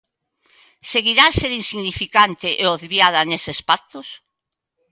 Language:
Galician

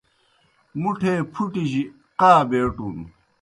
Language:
Kohistani Shina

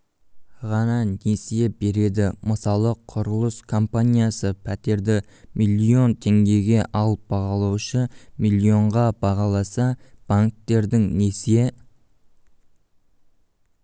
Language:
Kazakh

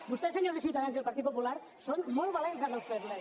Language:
Catalan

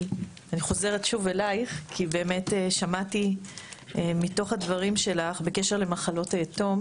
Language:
Hebrew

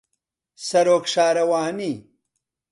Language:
Central Kurdish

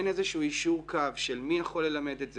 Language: Hebrew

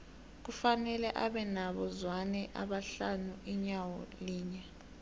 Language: South Ndebele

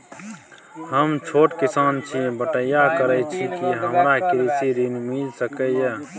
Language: Maithili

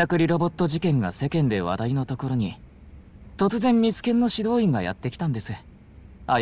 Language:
Japanese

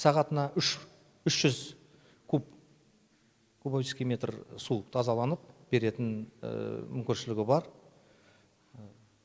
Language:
Kazakh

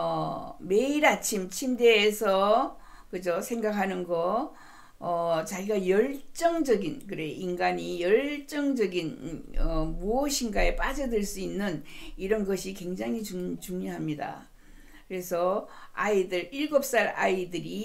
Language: Korean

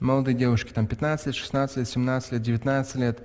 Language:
Russian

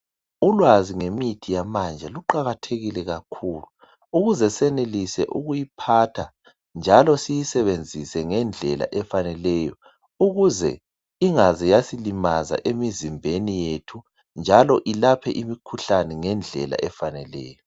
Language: North Ndebele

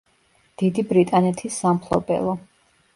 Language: Georgian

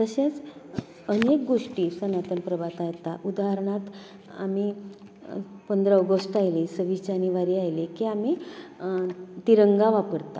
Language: Konkani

